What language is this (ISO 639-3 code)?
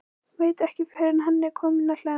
isl